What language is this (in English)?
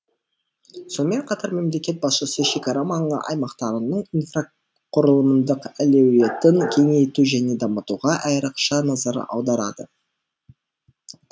Kazakh